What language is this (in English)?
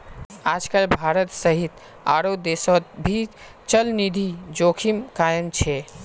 Magahi